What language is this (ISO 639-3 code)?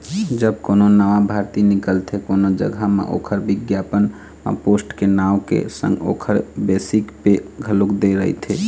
hne